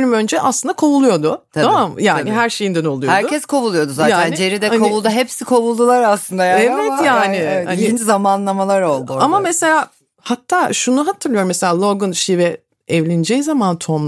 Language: Turkish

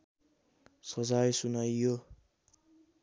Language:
Nepali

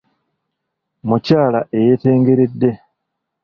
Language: Ganda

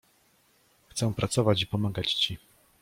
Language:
Polish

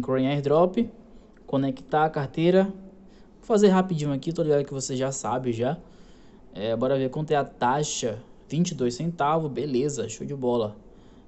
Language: Portuguese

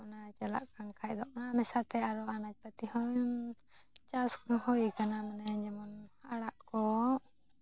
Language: Santali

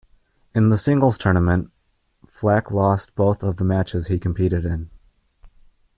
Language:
English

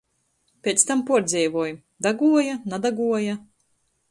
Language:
Latgalian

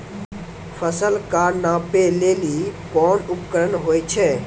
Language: Maithili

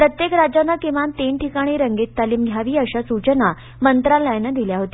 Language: Marathi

